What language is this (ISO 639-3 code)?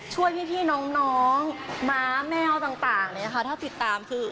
tha